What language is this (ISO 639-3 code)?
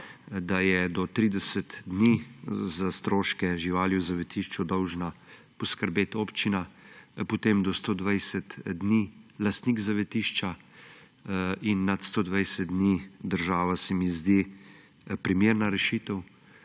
slv